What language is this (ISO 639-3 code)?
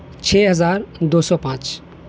urd